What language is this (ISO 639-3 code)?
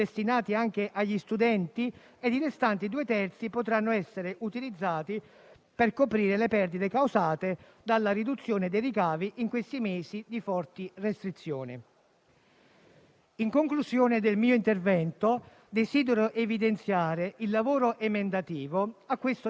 ita